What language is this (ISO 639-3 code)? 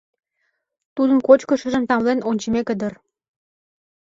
chm